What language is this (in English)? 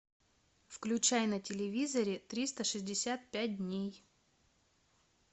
Russian